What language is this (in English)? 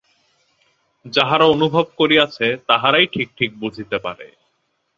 Bangla